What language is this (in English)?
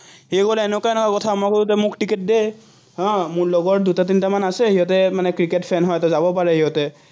Assamese